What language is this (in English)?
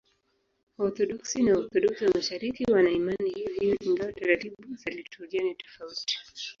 Swahili